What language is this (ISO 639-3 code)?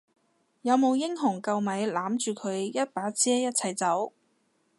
yue